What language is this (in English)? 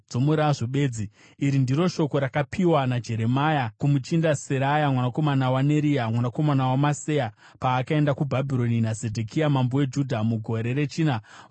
Shona